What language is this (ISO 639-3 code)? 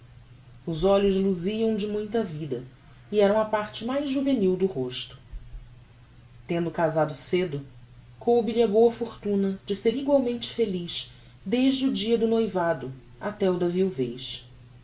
por